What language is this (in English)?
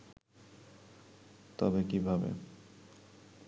Bangla